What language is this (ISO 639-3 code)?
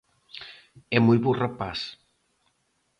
glg